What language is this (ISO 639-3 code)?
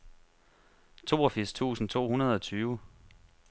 dan